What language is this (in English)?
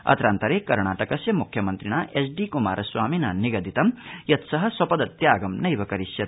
Sanskrit